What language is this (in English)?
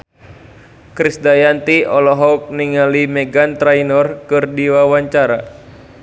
Sundanese